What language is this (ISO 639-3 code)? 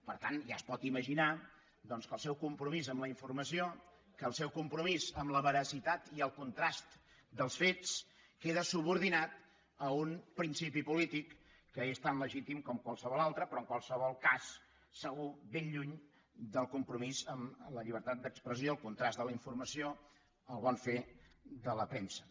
cat